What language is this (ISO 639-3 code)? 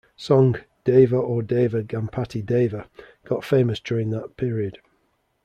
eng